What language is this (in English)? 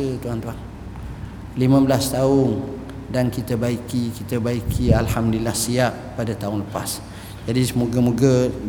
Malay